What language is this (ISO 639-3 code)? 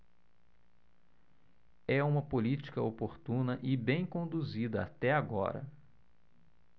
por